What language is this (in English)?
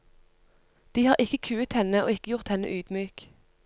Norwegian